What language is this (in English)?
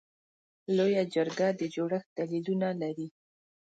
Pashto